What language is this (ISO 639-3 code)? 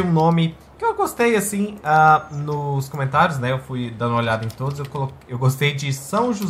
por